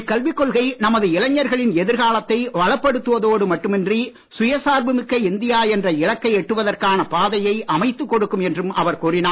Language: Tamil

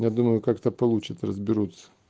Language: Russian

